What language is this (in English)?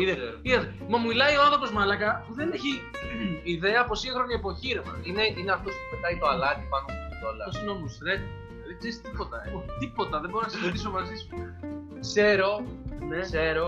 Greek